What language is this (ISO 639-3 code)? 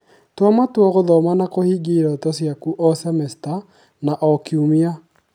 kik